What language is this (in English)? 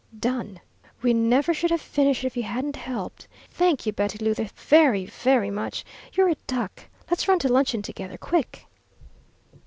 English